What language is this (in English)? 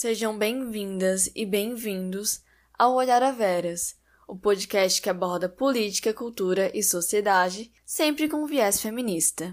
Portuguese